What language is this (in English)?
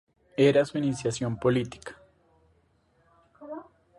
Spanish